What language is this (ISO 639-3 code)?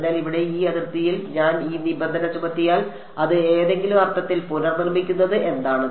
mal